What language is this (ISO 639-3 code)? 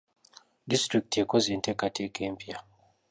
lug